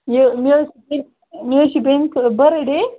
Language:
Kashmiri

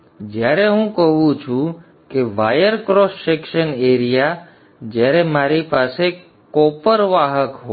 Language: Gujarati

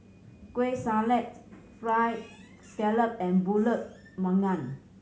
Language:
English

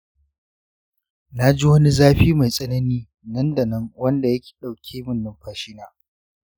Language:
Hausa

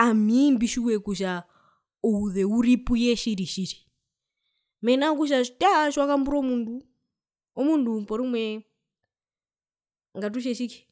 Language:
Herero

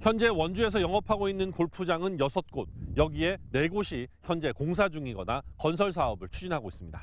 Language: Korean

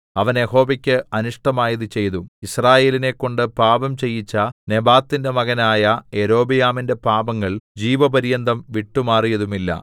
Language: Malayalam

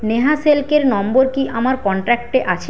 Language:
Bangla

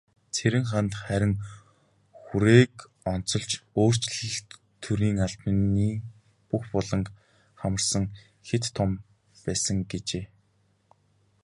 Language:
Mongolian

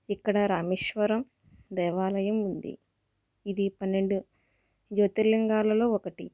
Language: Telugu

